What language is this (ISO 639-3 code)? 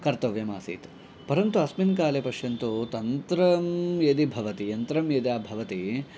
san